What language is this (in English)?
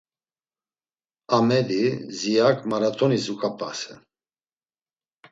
Laz